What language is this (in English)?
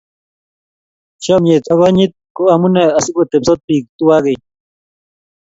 Kalenjin